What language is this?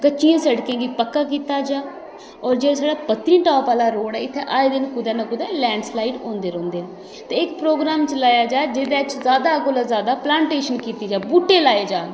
Dogri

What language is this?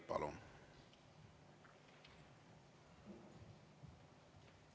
Estonian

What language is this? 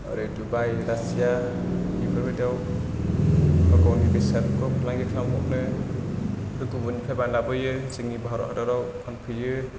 Bodo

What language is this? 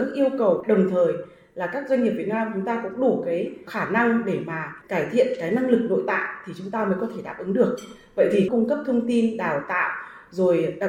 Vietnamese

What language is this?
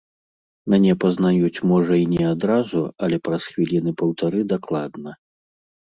Belarusian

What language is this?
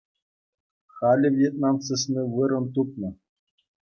Chuvash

